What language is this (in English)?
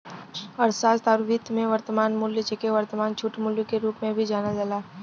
Bhojpuri